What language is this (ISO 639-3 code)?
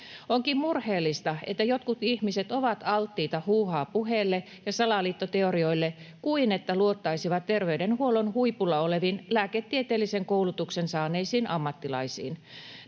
fin